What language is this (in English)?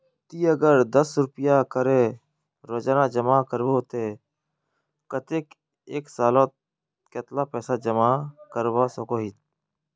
Magahi